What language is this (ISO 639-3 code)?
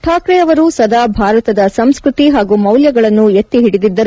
kan